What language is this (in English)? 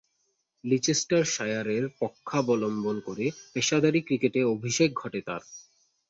Bangla